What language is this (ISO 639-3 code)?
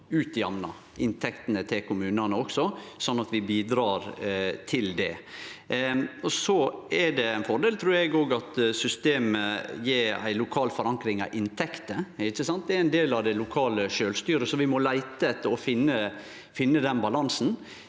nor